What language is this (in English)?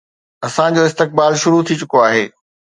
Sindhi